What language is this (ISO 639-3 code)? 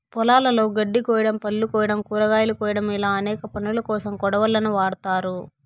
tel